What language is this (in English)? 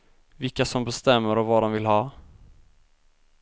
Swedish